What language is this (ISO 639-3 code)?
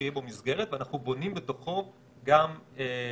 heb